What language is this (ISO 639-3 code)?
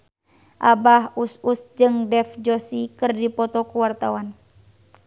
sun